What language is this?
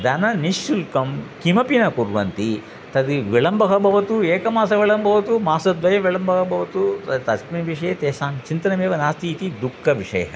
Sanskrit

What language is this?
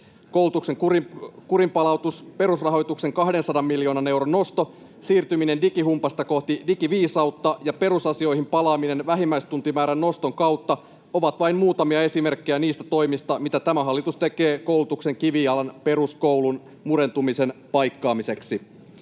Finnish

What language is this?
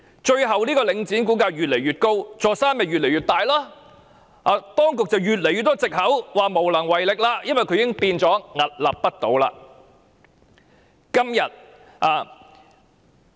Cantonese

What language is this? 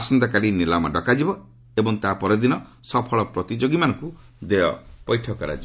Odia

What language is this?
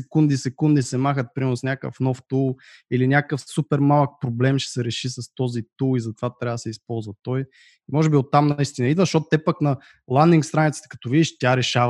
Bulgarian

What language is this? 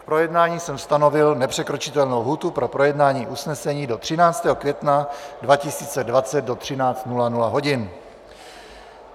Czech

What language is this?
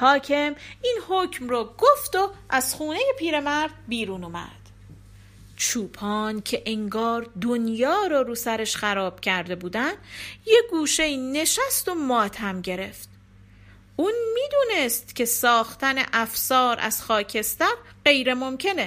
Persian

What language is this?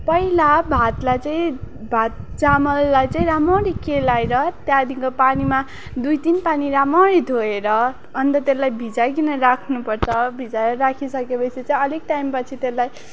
Nepali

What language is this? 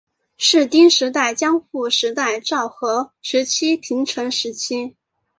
Chinese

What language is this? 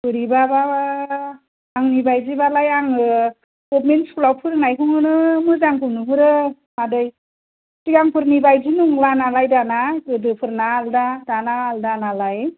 Bodo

